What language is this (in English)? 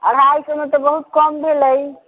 Maithili